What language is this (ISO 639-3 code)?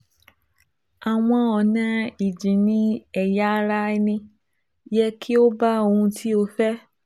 yor